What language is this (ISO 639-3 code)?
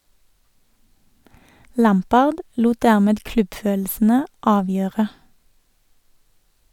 nor